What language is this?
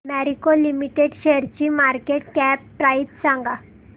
Marathi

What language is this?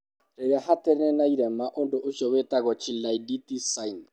Kikuyu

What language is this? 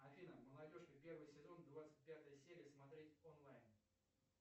Russian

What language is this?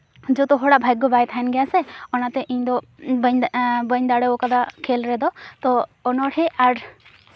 Santali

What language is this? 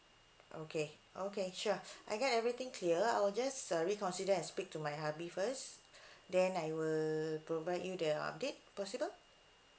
English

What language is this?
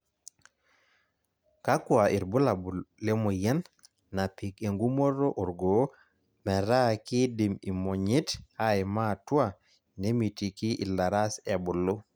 Masai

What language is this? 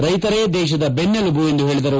Kannada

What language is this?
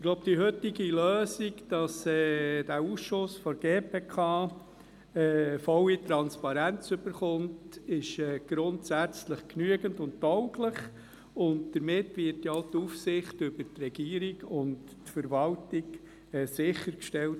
Swiss German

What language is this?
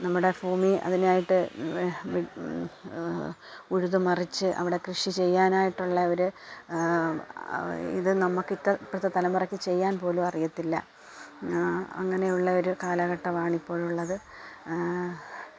Malayalam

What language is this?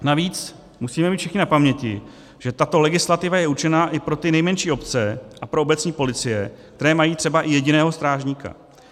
Czech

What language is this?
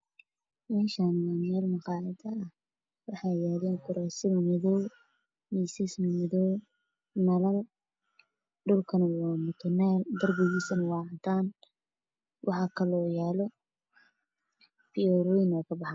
Somali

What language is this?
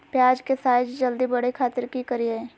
Magahi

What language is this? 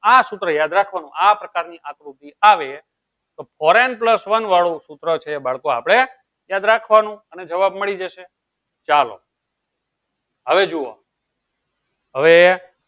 Gujarati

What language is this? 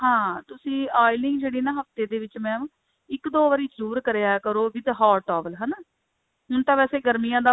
Punjabi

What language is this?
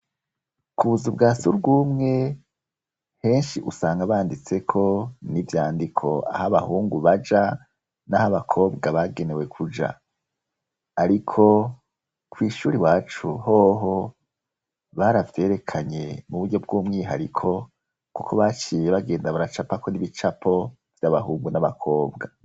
Rundi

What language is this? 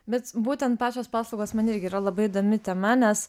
Lithuanian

